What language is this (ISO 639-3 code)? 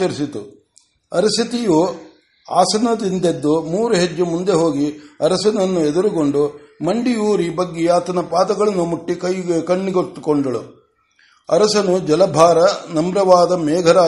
kan